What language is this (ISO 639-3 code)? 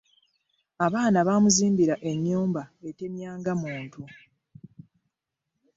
lug